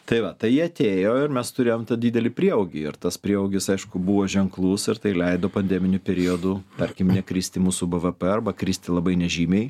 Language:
Lithuanian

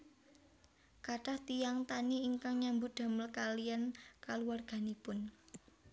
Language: Javanese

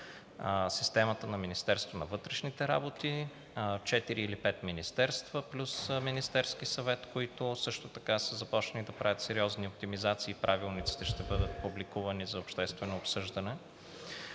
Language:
Bulgarian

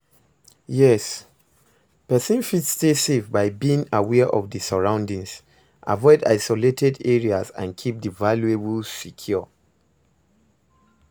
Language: Nigerian Pidgin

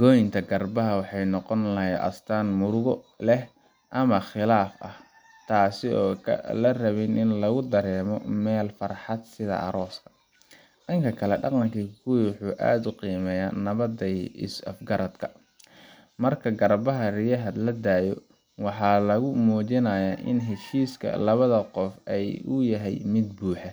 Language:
Somali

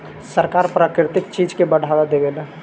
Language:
Bhojpuri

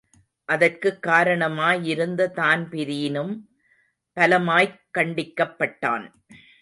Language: Tamil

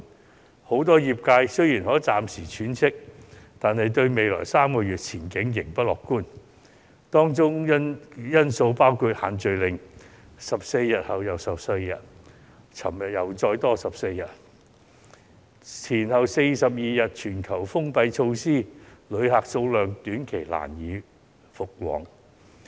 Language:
Cantonese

